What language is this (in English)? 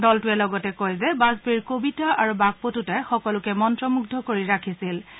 Assamese